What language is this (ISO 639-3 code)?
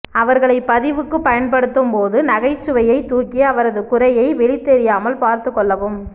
tam